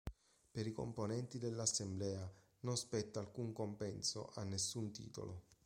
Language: Italian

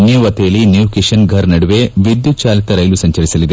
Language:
Kannada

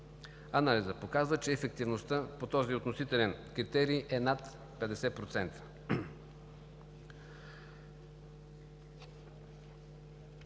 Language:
Bulgarian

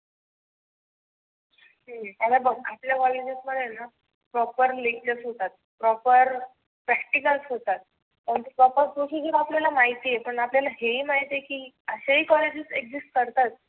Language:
Marathi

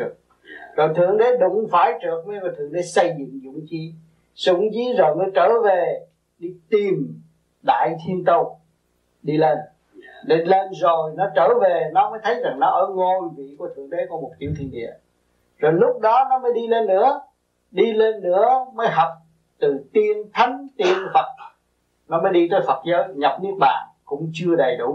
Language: Vietnamese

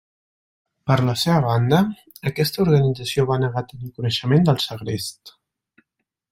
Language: Catalan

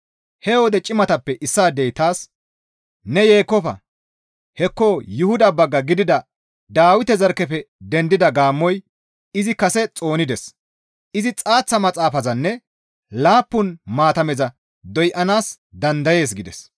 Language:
Gamo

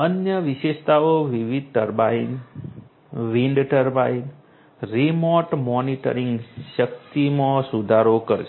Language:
Gujarati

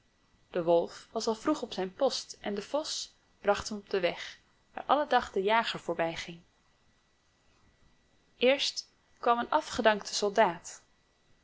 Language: Dutch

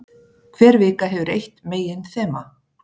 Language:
Icelandic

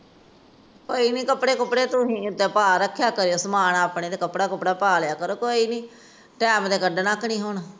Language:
Punjabi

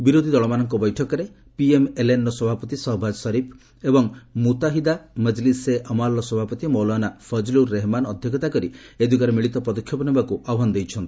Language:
Odia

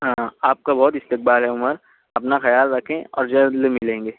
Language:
Urdu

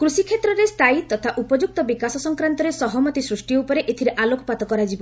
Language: Odia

